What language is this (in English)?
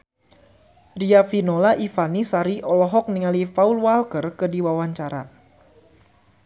Sundanese